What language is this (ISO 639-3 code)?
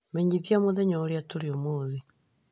kik